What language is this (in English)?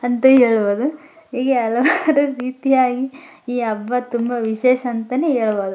Kannada